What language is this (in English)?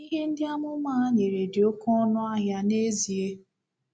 Igbo